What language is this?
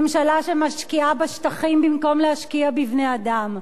Hebrew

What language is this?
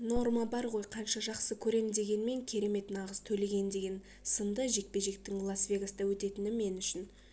Kazakh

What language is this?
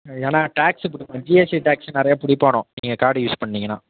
Tamil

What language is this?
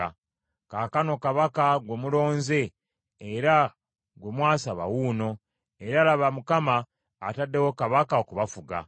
Ganda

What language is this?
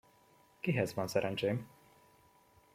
Hungarian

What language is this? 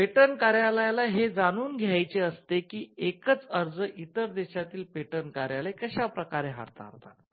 Marathi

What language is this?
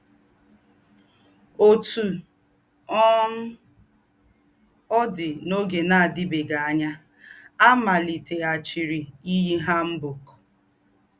Igbo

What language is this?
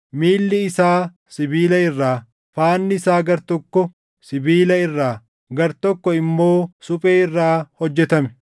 Oromo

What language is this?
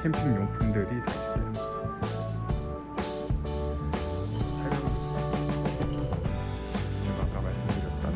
Korean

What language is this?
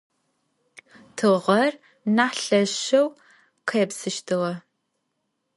Adyghe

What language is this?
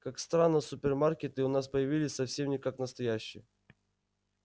Russian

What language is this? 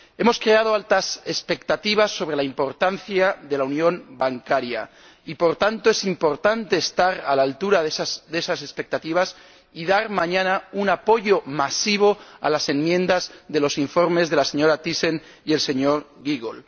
Spanish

